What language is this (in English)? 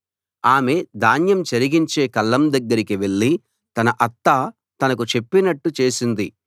Telugu